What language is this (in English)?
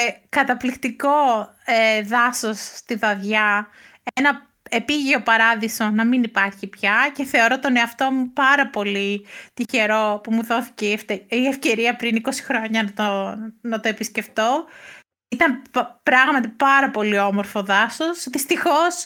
Greek